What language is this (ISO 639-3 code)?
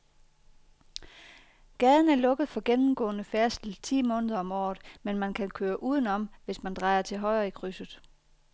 dan